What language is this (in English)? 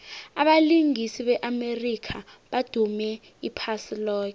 South Ndebele